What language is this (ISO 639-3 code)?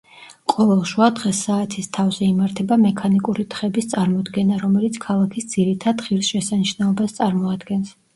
kat